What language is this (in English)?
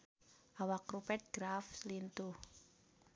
Sundanese